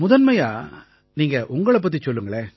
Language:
Tamil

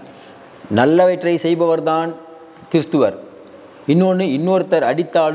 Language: Tamil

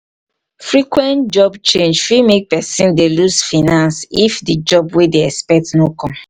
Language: Nigerian Pidgin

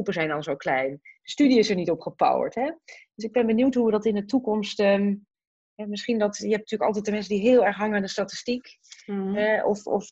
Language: Dutch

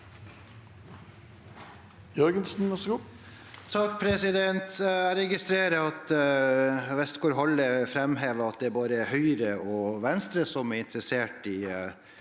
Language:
Norwegian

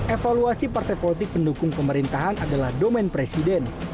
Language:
Indonesian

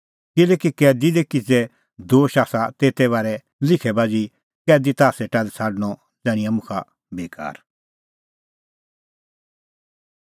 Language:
Kullu Pahari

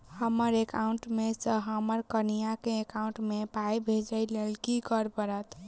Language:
Maithili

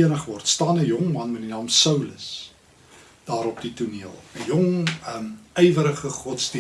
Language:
Dutch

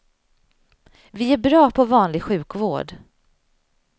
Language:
Swedish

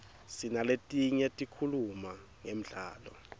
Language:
Swati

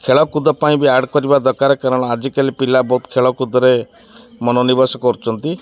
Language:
Odia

